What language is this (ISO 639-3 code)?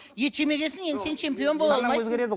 kaz